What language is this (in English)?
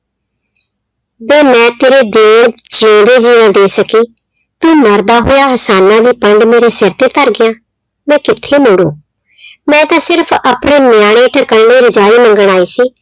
Punjabi